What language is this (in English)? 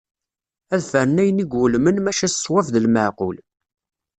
Kabyle